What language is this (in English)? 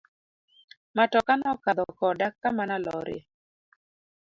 Luo (Kenya and Tanzania)